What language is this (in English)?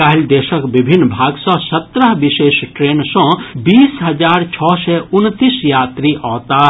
Maithili